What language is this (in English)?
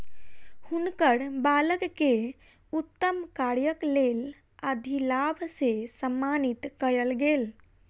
Maithili